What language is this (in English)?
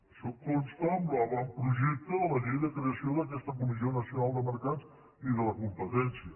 Catalan